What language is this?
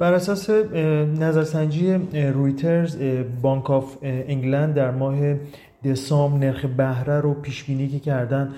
Persian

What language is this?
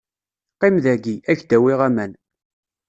Kabyle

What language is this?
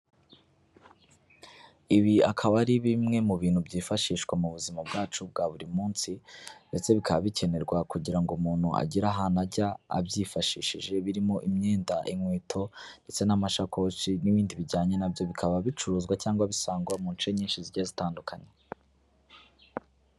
Kinyarwanda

